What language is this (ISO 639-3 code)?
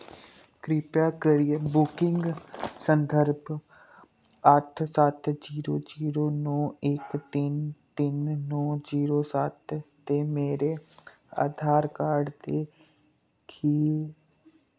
doi